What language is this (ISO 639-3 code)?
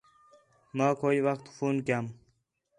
xhe